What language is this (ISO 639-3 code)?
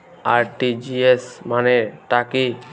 ben